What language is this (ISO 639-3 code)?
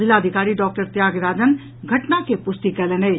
mai